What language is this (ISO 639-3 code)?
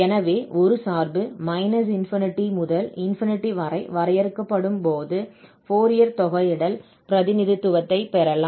tam